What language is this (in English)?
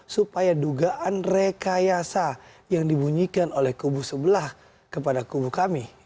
Indonesian